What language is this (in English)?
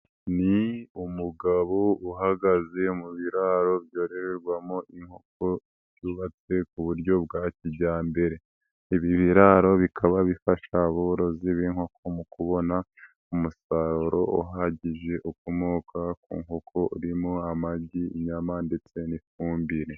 Kinyarwanda